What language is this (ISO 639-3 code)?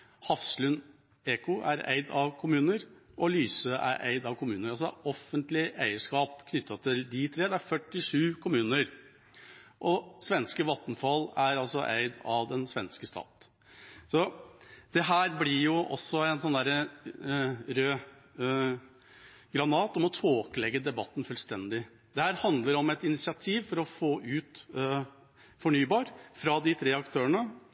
nob